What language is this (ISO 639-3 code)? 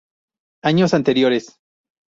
spa